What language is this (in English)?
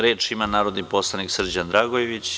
Serbian